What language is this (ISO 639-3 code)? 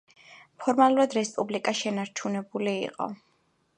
kat